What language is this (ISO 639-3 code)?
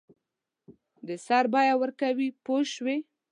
pus